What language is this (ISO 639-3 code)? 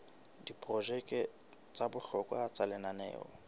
sot